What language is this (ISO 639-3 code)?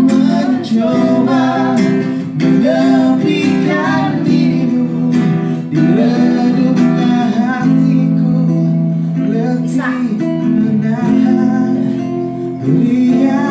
ind